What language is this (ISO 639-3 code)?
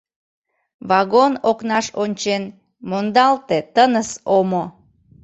chm